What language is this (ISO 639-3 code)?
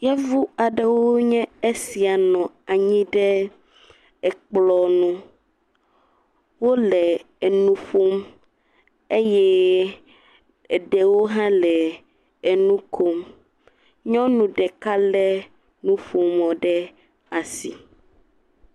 ewe